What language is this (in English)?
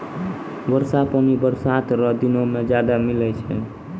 Maithili